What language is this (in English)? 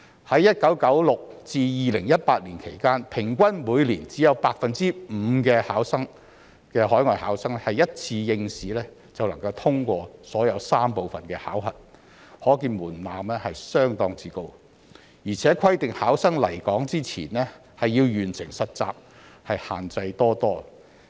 Cantonese